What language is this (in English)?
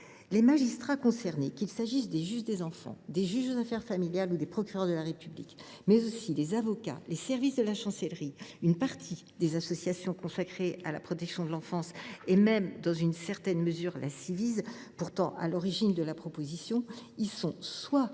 French